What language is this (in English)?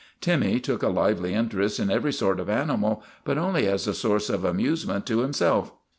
English